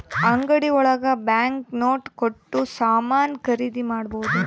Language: Kannada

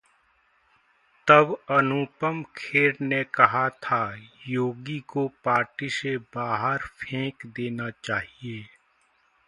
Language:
Hindi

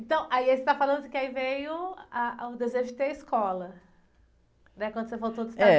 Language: Portuguese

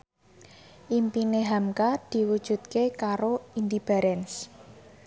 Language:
Javanese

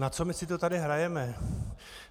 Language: Czech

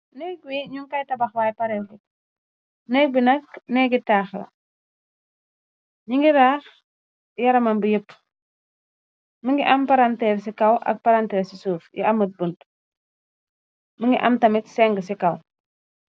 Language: Wolof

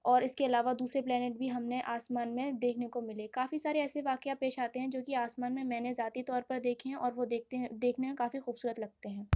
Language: Urdu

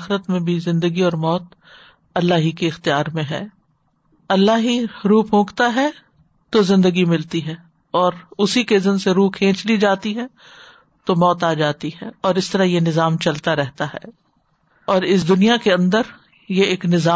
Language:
Urdu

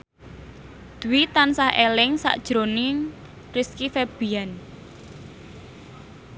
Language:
Javanese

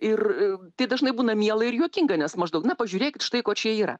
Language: Lithuanian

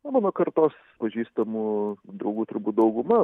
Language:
Lithuanian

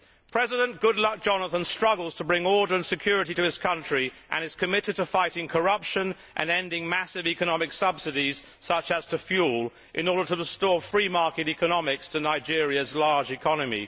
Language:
English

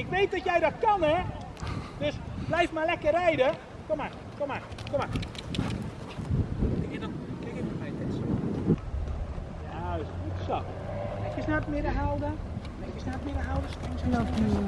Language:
Dutch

